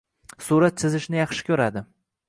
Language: Uzbek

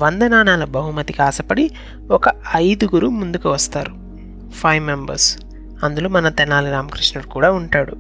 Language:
Telugu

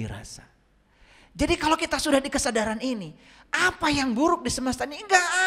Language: Indonesian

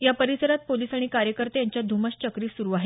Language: Marathi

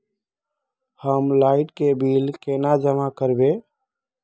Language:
Magahi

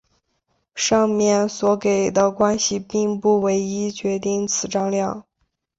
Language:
Chinese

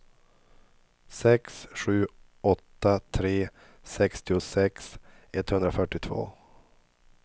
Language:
Swedish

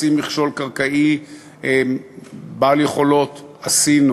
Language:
Hebrew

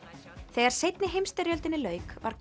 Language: Icelandic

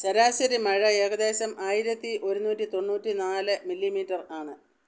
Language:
Malayalam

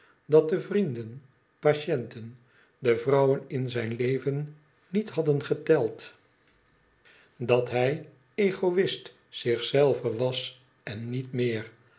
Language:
Dutch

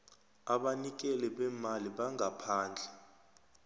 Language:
South Ndebele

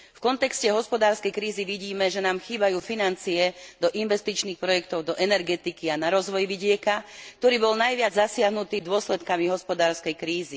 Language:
Slovak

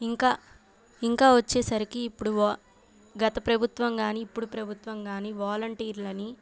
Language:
Telugu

